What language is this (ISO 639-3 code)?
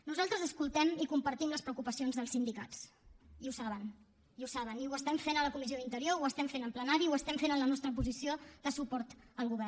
cat